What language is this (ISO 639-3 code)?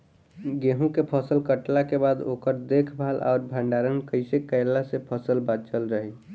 bho